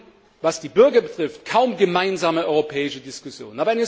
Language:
German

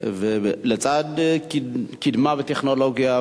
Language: Hebrew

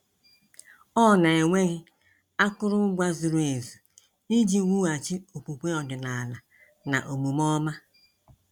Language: Igbo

